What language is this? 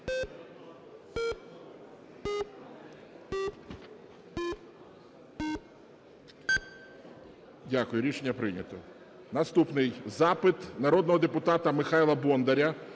Ukrainian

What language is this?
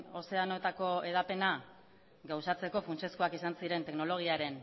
Basque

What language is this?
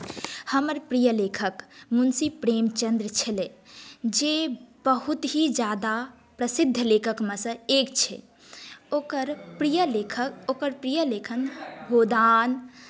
Maithili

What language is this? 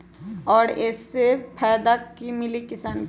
Magahi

